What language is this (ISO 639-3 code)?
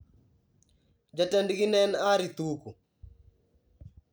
luo